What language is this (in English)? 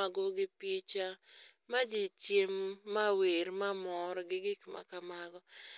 Luo (Kenya and Tanzania)